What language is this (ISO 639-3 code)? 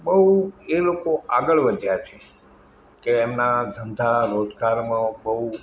guj